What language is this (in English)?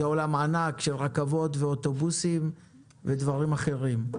Hebrew